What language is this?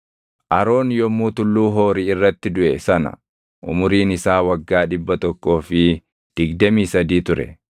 Oromo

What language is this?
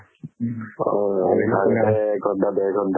Assamese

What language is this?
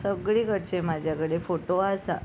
Konkani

